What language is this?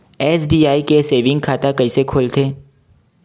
Chhattisgarhi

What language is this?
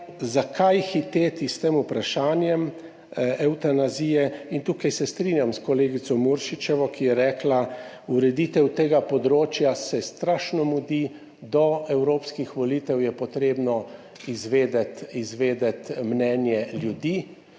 Slovenian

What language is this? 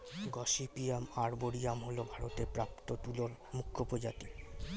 Bangla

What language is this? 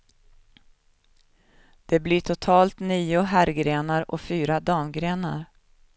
Swedish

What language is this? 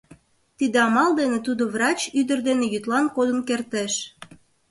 Mari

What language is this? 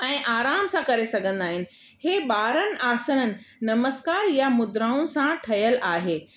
Sindhi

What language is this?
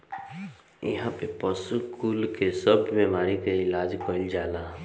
Bhojpuri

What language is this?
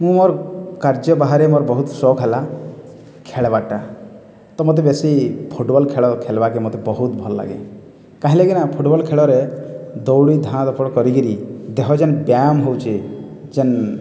Odia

